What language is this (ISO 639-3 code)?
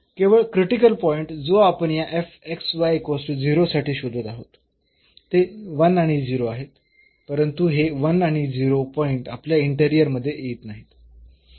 mar